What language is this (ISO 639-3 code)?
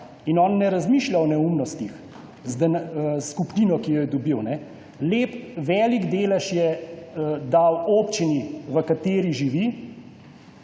slv